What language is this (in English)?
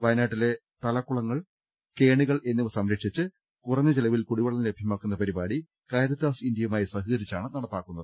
Malayalam